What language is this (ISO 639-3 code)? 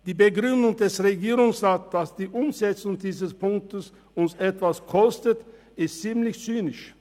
gsw